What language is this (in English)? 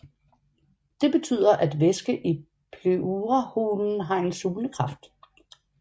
Danish